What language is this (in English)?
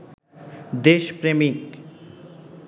Bangla